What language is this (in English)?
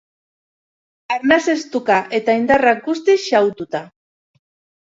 Basque